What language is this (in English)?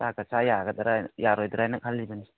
Manipuri